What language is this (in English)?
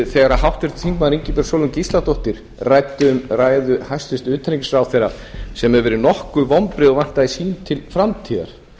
Icelandic